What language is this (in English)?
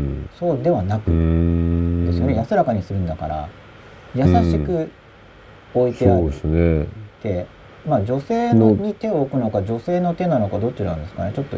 Japanese